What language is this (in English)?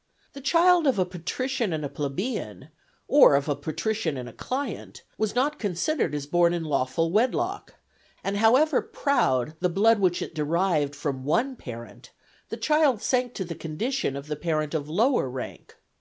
English